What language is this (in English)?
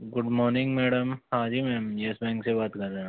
Hindi